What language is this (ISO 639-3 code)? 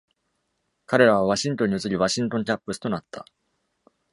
jpn